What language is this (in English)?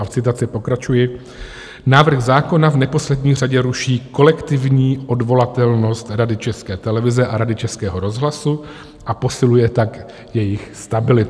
Czech